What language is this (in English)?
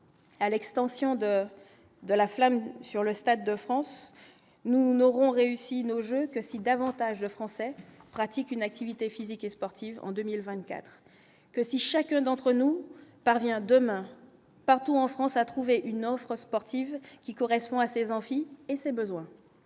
French